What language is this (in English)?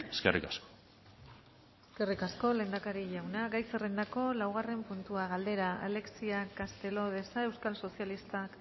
Basque